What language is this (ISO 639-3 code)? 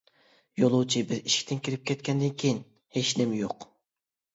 uig